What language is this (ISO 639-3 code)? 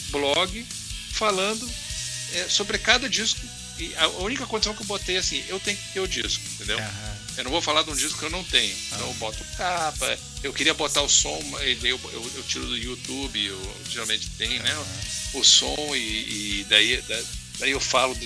por